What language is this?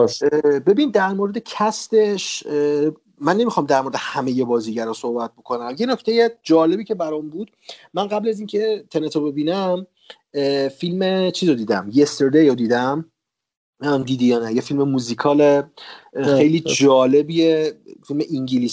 Persian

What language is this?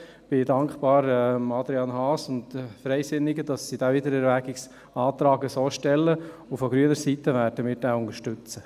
Swiss German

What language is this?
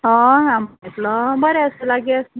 Konkani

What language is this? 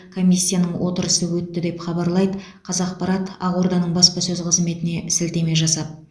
Kazakh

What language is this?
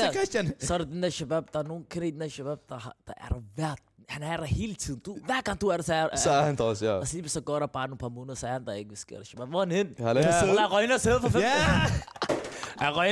Danish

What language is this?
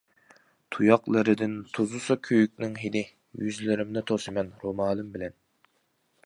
Uyghur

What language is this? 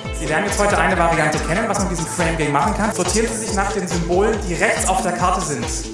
German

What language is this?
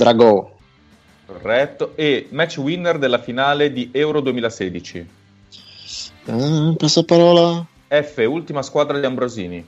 Italian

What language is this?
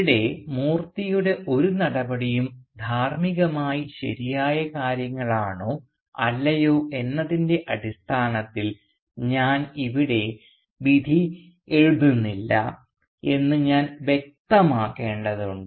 Malayalam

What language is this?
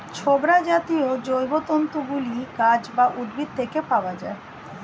Bangla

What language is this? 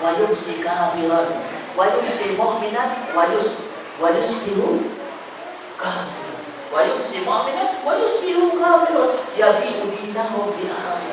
Indonesian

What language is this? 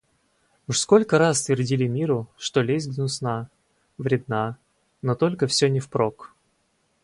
Russian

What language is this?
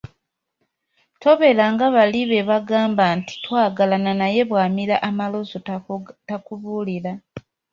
Ganda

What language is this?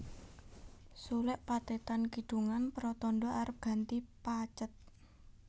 Javanese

